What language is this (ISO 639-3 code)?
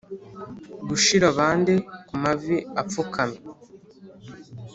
kin